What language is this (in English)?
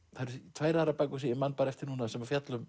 Icelandic